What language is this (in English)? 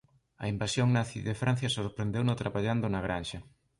Galician